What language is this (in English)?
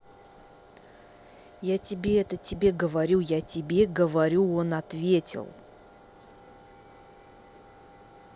Russian